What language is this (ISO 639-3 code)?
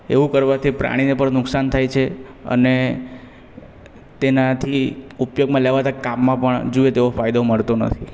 guj